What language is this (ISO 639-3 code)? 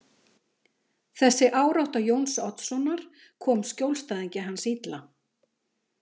isl